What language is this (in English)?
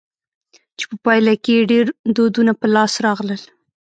Pashto